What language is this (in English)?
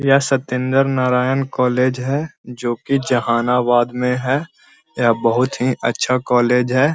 Magahi